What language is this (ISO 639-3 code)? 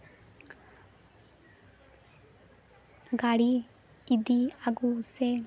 sat